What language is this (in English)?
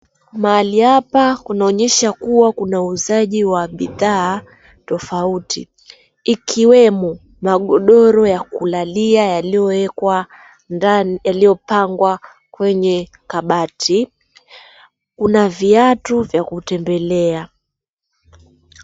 Swahili